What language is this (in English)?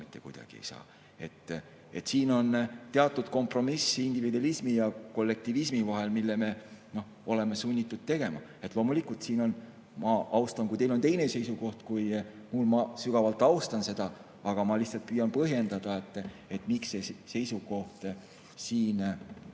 Estonian